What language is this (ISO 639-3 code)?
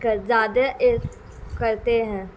urd